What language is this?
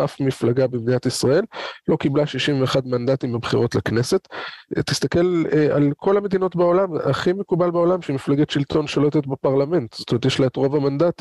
Hebrew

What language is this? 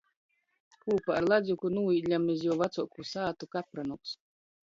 Latgalian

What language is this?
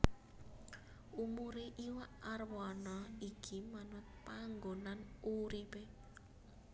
Javanese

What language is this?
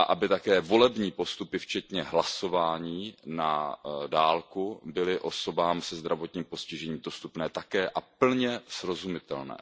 Czech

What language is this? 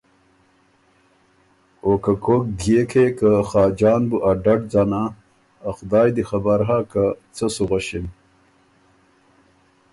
Ormuri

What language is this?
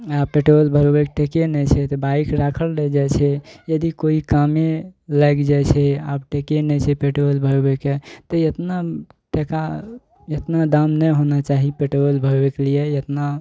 Maithili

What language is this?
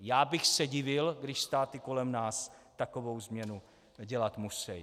Czech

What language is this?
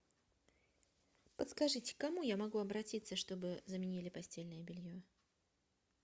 Russian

